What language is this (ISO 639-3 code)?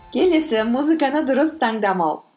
kaz